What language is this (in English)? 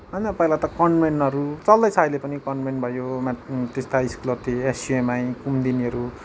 Nepali